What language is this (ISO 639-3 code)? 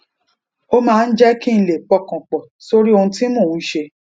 yor